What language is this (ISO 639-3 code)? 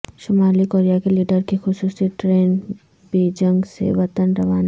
urd